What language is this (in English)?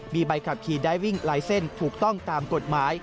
Thai